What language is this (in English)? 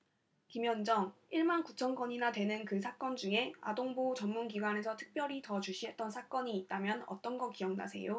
Korean